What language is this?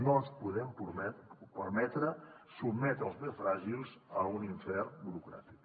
Catalan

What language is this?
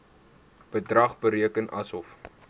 Afrikaans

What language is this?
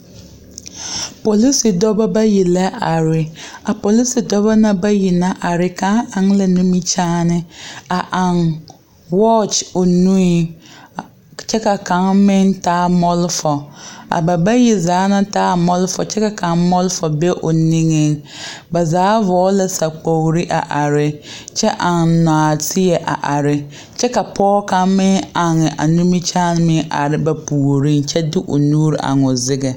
Southern Dagaare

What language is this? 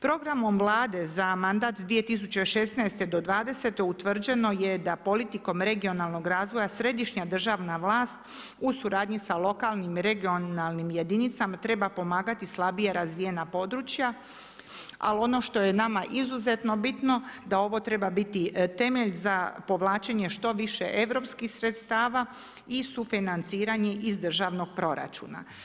Croatian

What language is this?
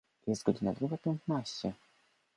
Polish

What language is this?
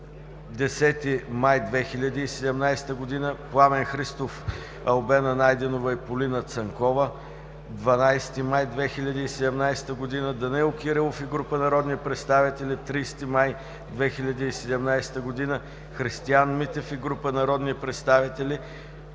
Bulgarian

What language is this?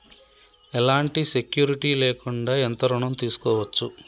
Telugu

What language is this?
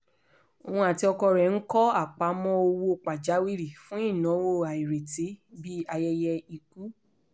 Yoruba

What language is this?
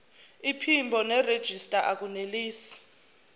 Zulu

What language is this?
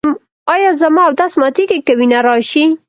Pashto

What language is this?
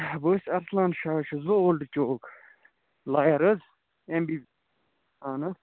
Kashmiri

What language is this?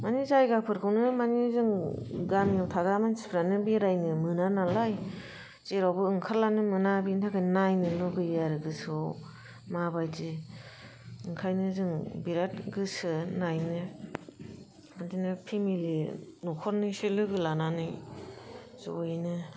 Bodo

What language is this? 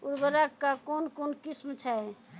Maithili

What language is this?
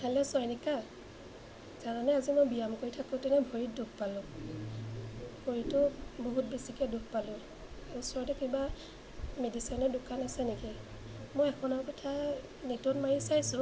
Assamese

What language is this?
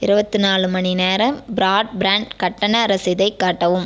Tamil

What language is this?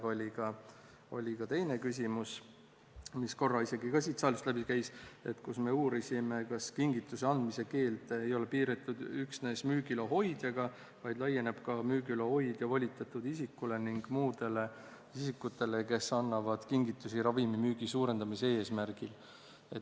Estonian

